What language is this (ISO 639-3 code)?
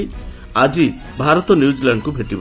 ori